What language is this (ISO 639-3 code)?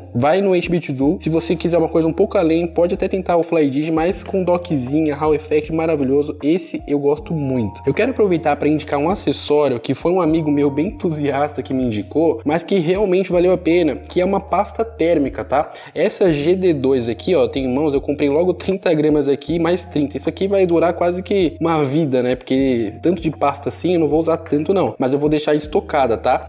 por